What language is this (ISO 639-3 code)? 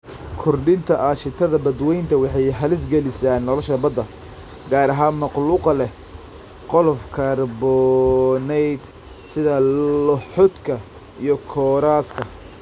som